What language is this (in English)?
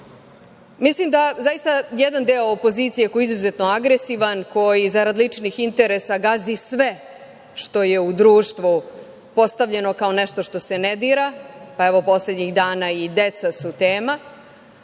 Serbian